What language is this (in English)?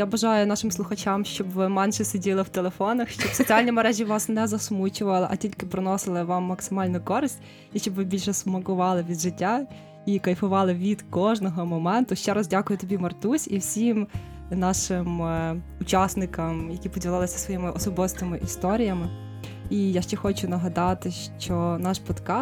Ukrainian